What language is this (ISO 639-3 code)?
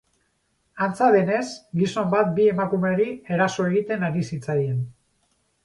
eus